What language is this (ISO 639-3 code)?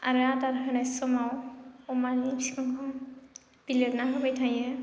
brx